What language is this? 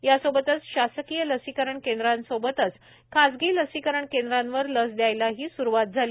Marathi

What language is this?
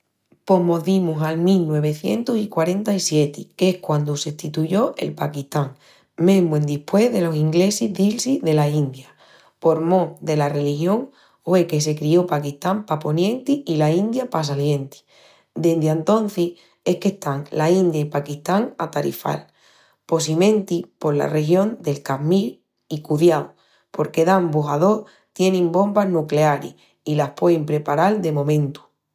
Extremaduran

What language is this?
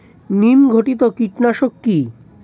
Bangla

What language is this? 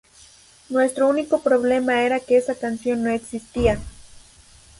Spanish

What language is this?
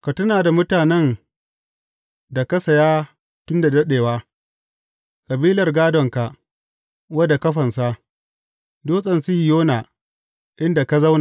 Hausa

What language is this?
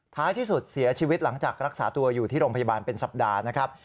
Thai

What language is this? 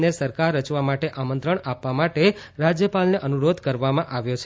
Gujarati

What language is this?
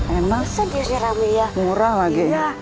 Indonesian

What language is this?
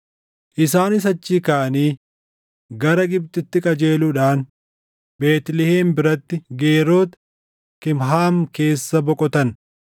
Oromo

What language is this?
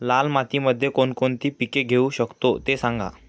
Marathi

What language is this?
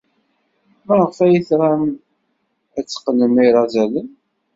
Kabyle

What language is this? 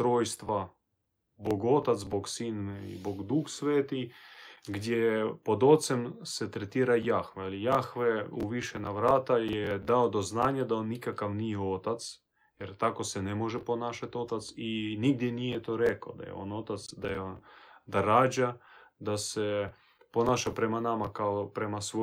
Croatian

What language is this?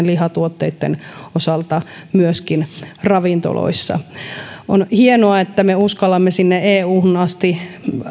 Finnish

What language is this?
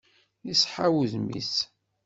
Kabyle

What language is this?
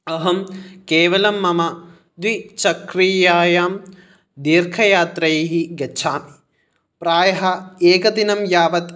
Sanskrit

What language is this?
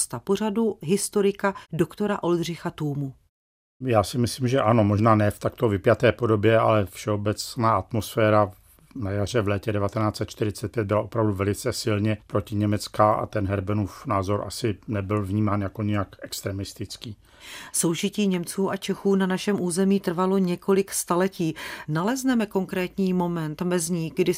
Czech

